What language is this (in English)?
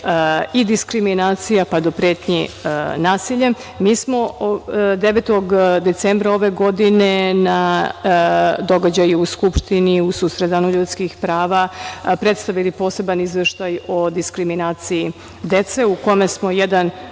Serbian